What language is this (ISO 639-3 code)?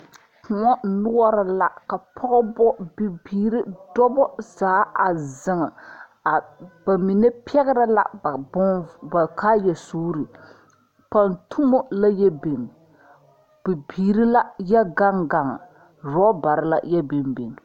dga